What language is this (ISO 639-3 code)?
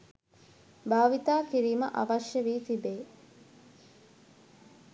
sin